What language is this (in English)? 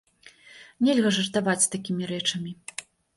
Belarusian